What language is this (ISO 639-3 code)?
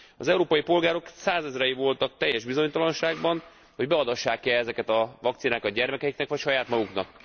hun